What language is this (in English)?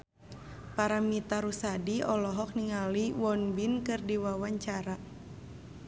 Sundanese